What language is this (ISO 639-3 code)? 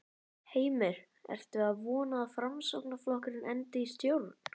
isl